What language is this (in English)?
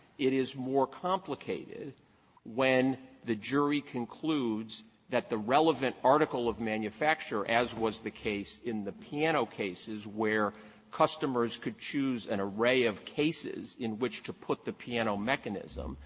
English